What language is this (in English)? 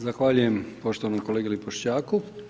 Croatian